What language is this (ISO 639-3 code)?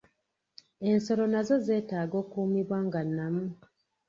lug